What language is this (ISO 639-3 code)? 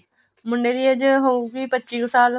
pan